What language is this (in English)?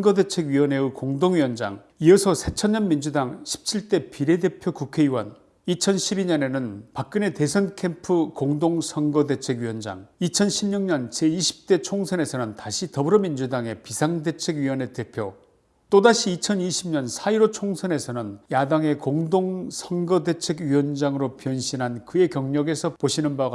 Korean